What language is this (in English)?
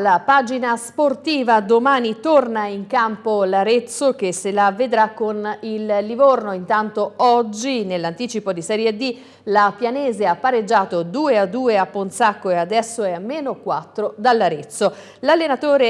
Italian